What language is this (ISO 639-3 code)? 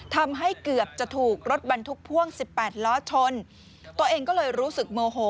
tha